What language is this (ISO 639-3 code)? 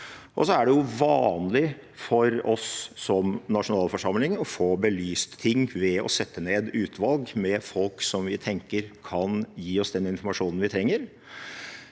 nor